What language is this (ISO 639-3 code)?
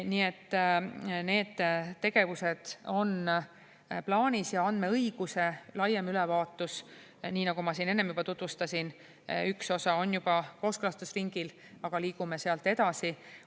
est